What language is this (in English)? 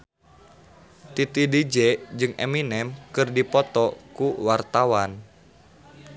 Sundanese